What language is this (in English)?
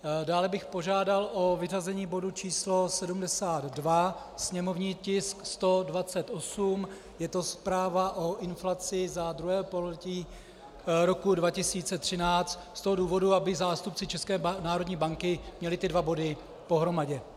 Czech